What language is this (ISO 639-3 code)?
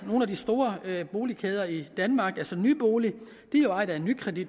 dan